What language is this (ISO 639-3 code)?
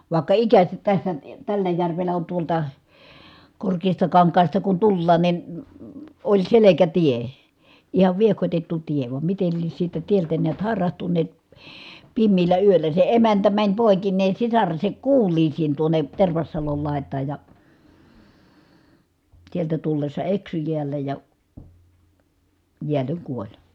fin